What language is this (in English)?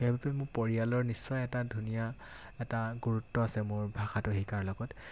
Assamese